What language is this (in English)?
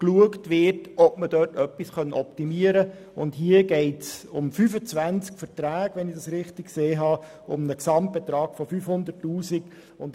Swiss German